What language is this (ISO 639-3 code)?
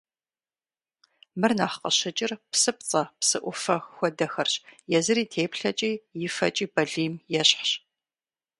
kbd